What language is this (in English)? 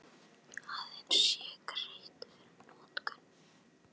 Icelandic